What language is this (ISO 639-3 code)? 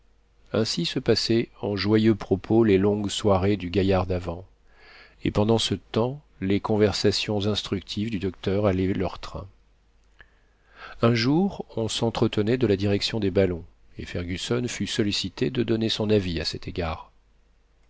fra